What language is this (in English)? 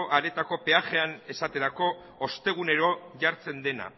Basque